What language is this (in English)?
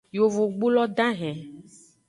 Aja (Benin)